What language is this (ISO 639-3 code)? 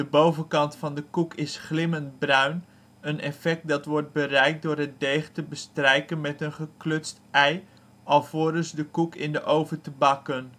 nld